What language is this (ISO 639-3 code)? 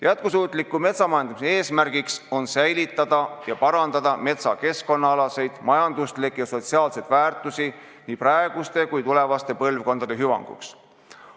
est